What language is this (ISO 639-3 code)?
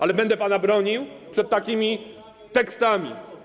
pol